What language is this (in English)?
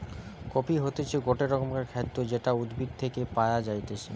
Bangla